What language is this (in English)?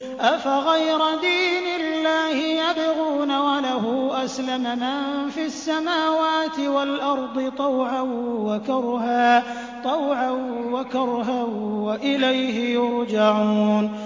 Arabic